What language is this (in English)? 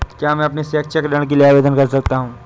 Hindi